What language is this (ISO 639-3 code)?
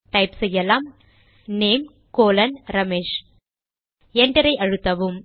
tam